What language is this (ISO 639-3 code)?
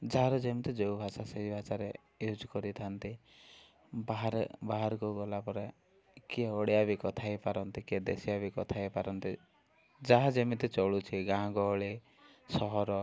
ori